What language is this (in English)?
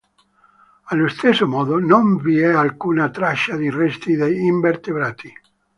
Italian